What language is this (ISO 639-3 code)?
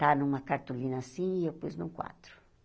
por